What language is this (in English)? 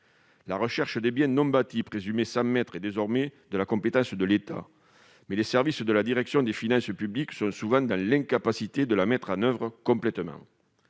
French